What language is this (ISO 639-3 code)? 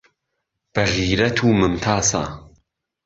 ckb